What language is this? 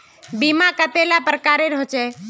Magahi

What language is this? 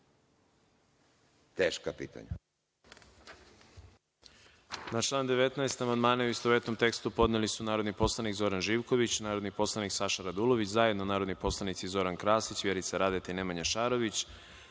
Serbian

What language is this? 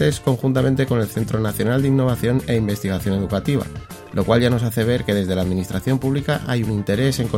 Spanish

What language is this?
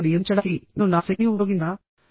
Telugu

